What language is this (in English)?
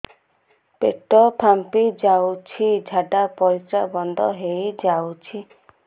Odia